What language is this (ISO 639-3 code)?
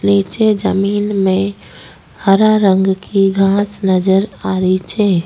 raj